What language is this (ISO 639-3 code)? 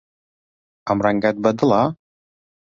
ckb